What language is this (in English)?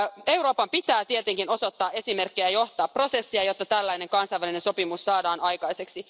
Finnish